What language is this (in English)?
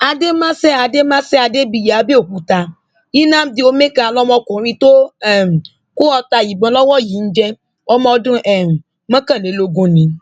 Yoruba